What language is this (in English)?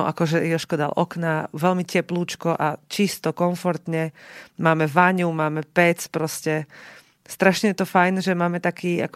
Slovak